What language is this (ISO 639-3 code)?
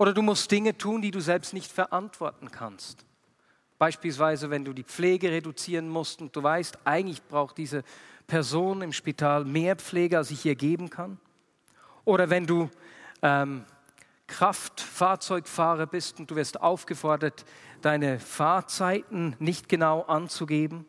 deu